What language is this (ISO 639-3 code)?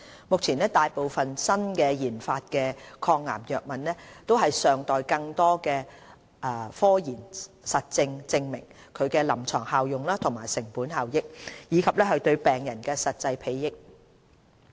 yue